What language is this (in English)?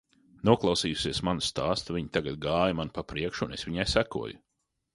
Latvian